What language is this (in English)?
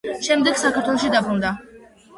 Georgian